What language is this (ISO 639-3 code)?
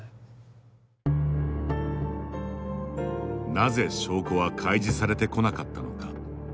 jpn